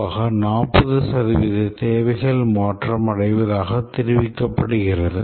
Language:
Tamil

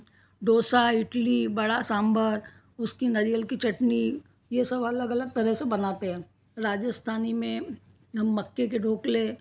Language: Hindi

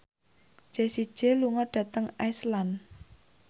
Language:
Javanese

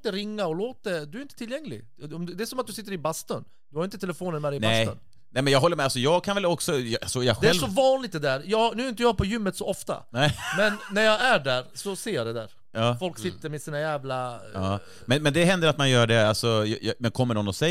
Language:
Swedish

